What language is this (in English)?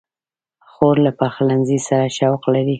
Pashto